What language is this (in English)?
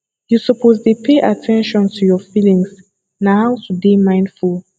Nigerian Pidgin